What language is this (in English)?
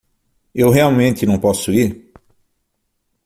Portuguese